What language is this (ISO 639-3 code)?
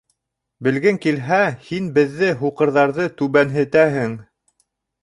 bak